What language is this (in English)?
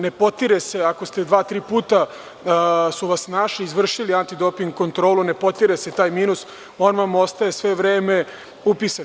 Serbian